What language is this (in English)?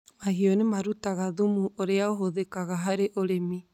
Kikuyu